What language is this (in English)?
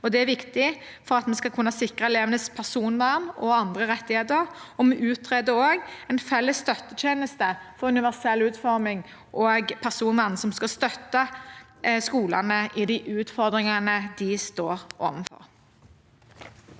Norwegian